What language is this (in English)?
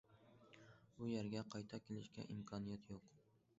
Uyghur